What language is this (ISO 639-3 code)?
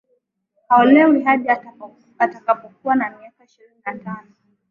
swa